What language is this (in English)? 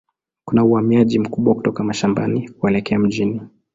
Swahili